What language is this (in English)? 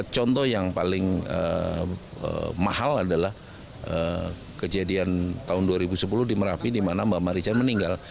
Indonesian